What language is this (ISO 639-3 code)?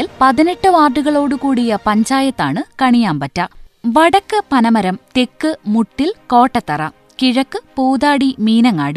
mal